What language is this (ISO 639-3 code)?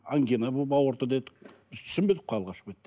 kaz